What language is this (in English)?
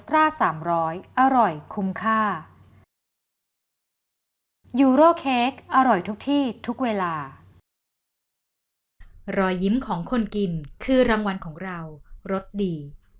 Thai